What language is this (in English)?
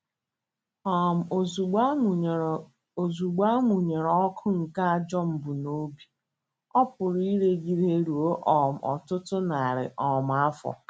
Igbo